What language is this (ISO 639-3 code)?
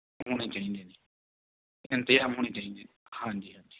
pan